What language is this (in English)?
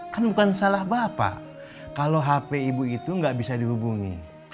Indonesian